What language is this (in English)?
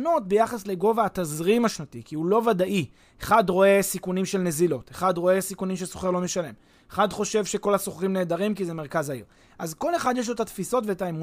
Hebrew